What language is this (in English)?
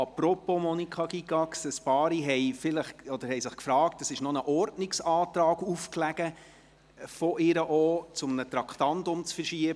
Swiss German